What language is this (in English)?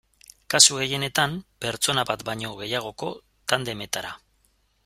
Basque